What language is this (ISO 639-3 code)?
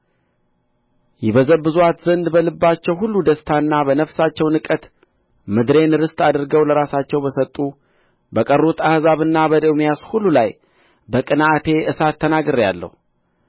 amh